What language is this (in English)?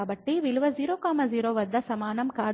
Telugu